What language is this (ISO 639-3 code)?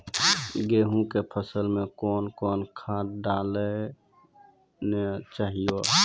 mai